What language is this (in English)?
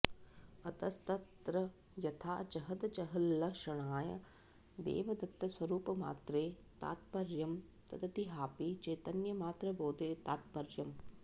Sanskrit